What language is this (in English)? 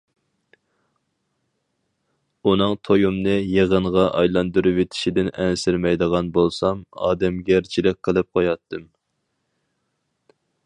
Uyghur